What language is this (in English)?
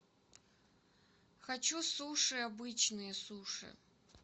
Russian